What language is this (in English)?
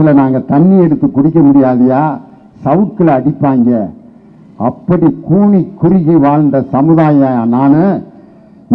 Indonesian